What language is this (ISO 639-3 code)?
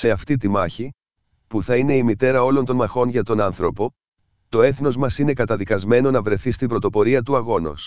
ell